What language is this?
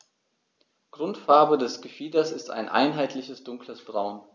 German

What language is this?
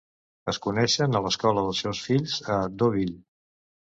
Catalan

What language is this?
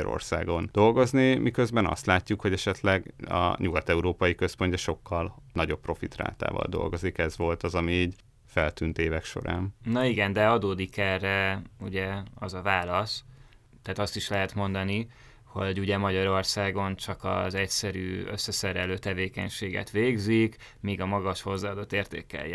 Hungarian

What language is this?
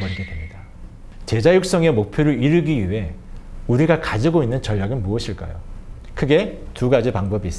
Korean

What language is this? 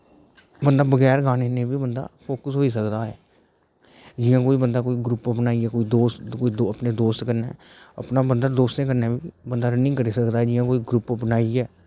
Dogri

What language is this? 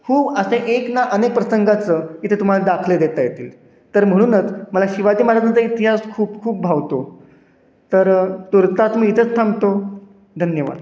Marathi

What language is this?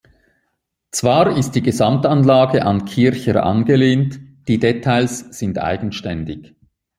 German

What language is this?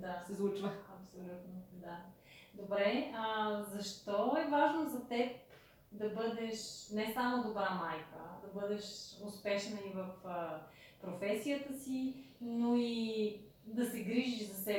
Bulgarian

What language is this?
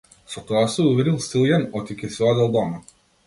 Macedonian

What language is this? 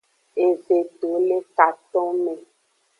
Aja (Benin)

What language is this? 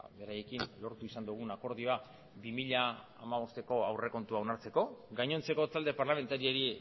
Basque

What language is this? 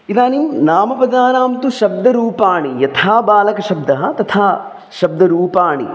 Sanskrit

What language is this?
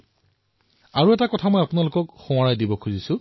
Assamese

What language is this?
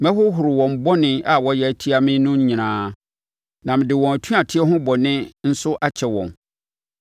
Akan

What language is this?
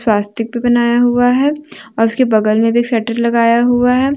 Hindi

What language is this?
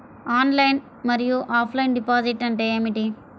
Telugu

